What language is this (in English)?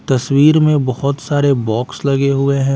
Hindi